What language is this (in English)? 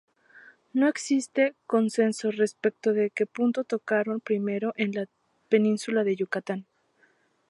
Spanish